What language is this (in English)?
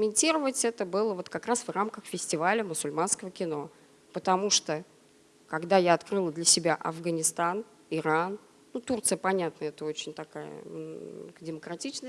Russian